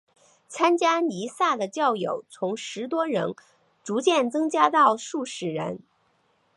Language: Chinese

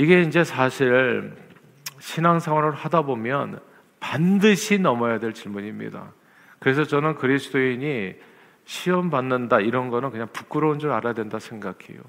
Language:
Korean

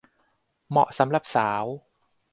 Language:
Thai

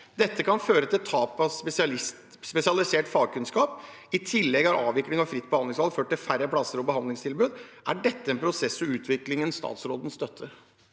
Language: Norwegian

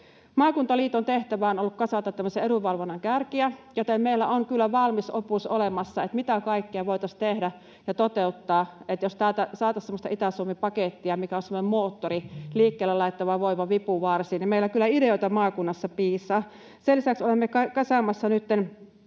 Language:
Finnish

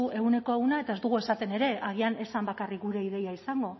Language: Basque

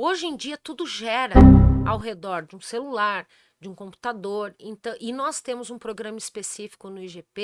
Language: Portuguese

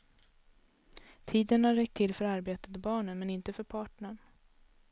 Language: Swedish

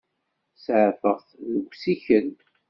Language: Kabyle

